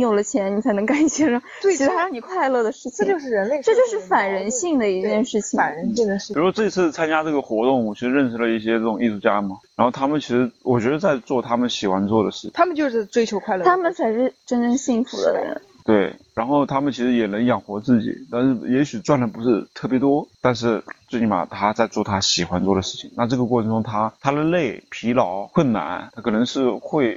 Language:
Chinese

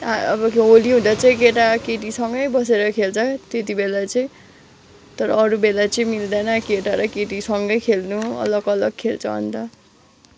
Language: Nepali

